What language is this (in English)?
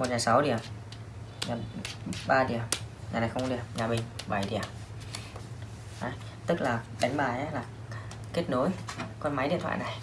Vietnamese